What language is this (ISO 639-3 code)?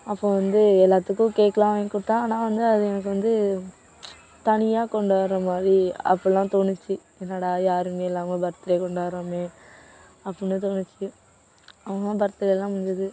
tam